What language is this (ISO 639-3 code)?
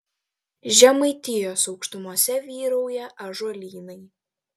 lit